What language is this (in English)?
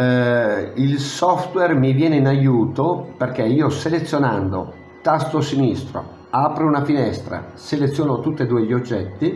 Italian